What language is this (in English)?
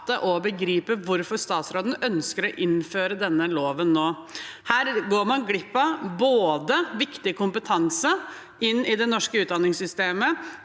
Norwegian